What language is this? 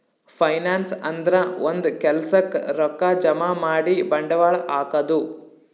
Kannada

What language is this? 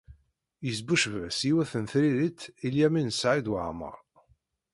Kabyle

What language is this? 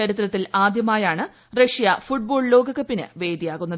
Malayalam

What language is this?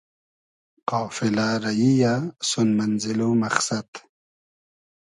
Hazaragi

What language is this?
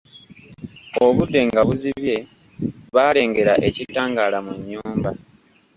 Ganda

